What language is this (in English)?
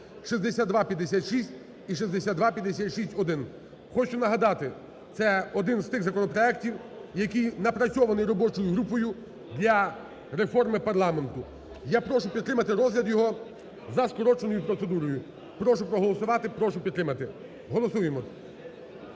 Ukrainian